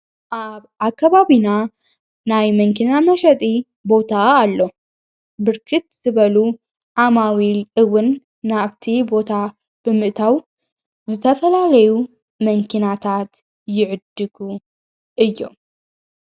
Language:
Tigrinya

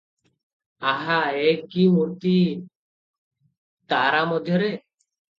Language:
Odia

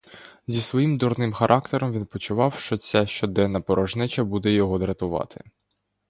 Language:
Ukrainian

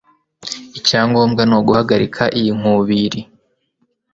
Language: Kinyarwanda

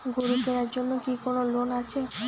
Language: Bangla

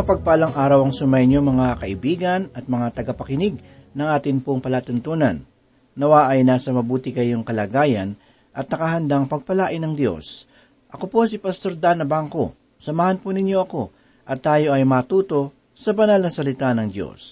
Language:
Filipino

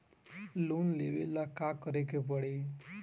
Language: Bhojpuri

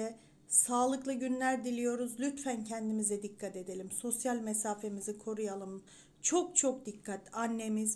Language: Turkish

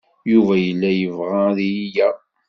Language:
Kabyle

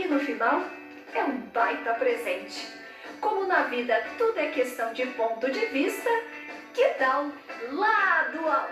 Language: Portuguese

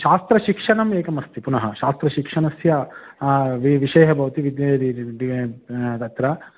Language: Sanskrit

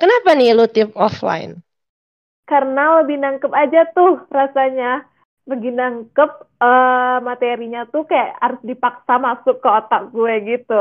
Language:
Indonesian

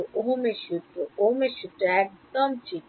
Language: Bangla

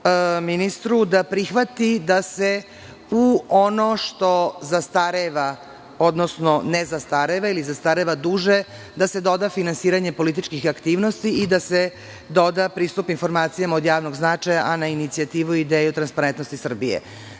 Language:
Serbian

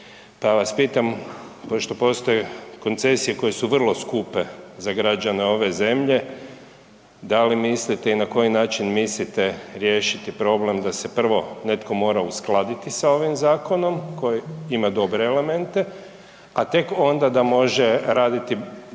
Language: Croatian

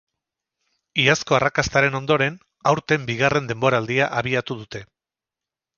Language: Basque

